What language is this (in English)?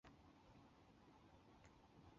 Chinese